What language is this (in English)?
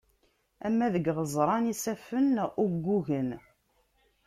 Kabyle